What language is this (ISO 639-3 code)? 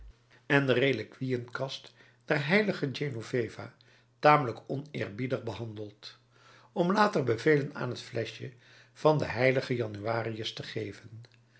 nld